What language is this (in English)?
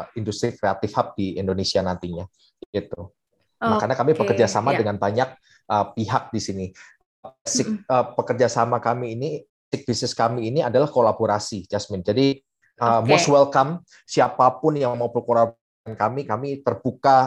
Indonesian